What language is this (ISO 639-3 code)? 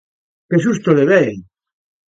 glg